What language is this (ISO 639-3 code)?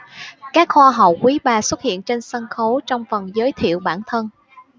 vie